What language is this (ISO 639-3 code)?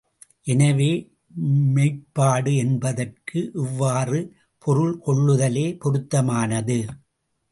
tam